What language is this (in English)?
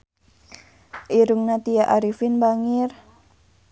Sundanese